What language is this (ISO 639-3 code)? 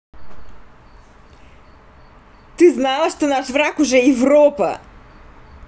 rus